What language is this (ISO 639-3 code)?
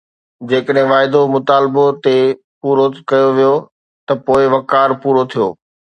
snd